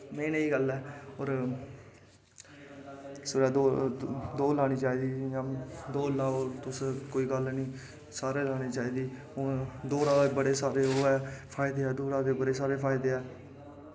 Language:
Dogri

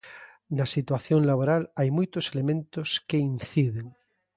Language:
Galician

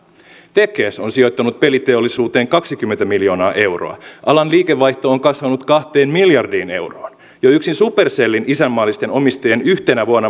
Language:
Finnish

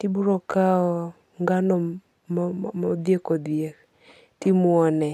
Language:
Luo (Kenya and Tanzania)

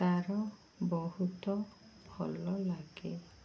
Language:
Odia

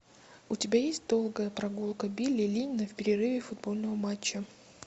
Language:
Russian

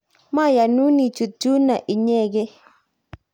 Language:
Kalenjin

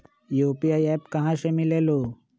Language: Magahi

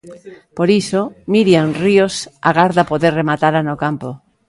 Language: Galician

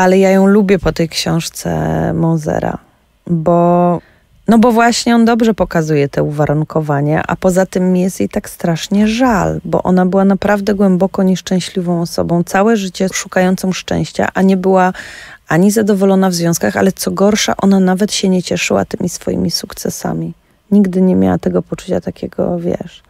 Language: Polish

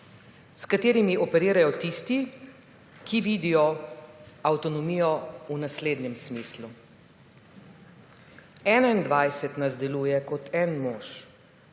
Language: Slovenian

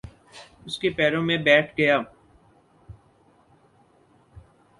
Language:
Urdu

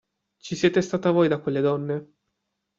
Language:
Italian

